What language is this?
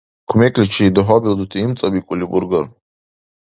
Dargwa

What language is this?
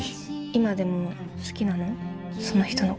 Japanese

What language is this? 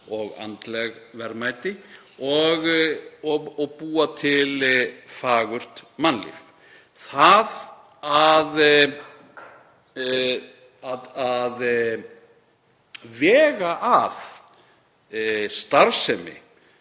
Icelandic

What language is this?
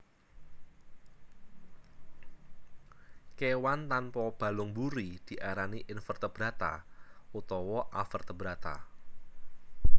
Javanese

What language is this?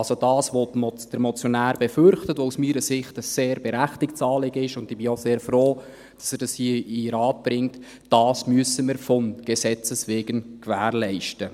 Swiss German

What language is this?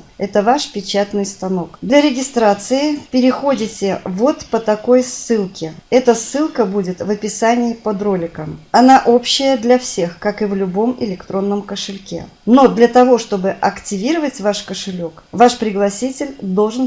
Russian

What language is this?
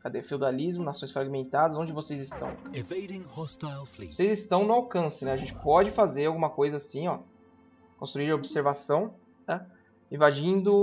Portuguese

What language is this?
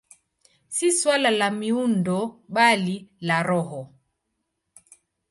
Swahili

